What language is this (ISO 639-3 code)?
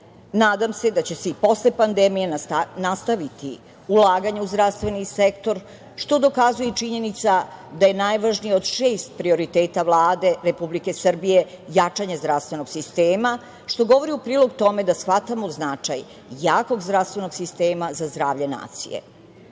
srp